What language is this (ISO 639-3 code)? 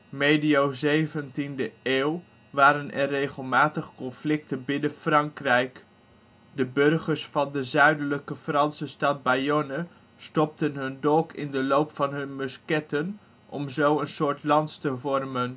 nld